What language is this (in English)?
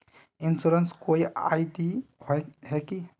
Magahi